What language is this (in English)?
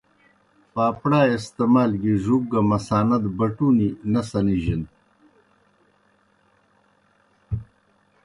Kohistani Shina